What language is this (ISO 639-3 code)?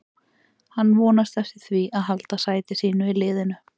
isl